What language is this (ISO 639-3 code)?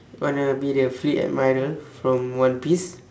eng